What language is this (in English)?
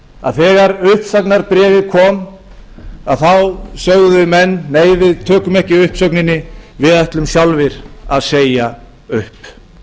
Icelandic